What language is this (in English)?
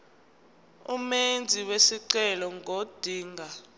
Zulu